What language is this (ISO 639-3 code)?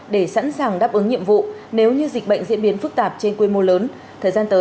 vie